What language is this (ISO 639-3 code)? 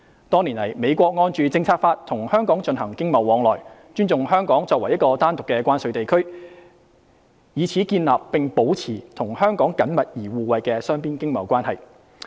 yue